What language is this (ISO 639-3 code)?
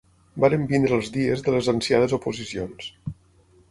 cat